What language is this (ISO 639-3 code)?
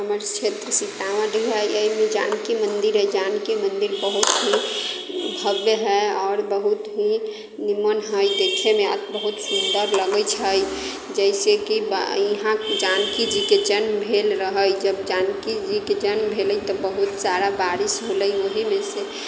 mai